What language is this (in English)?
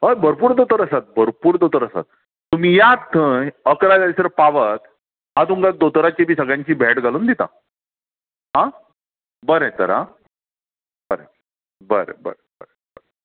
Konkani